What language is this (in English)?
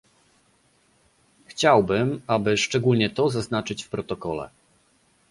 Polish